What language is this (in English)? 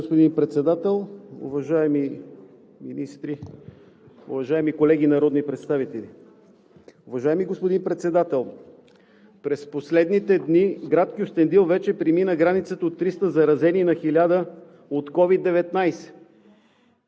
Bulgarian